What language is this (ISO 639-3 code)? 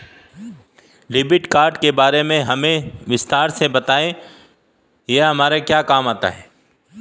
hin